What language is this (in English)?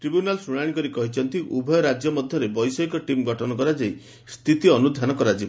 Odia